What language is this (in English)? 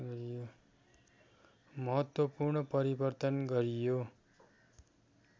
Nepali